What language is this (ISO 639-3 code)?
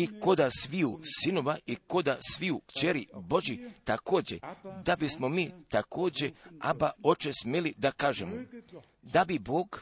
hrv